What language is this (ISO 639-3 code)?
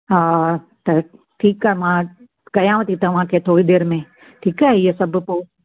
snd